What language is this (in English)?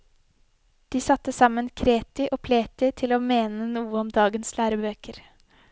Norwegian